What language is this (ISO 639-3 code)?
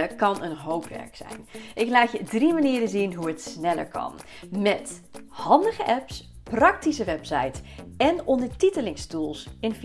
nld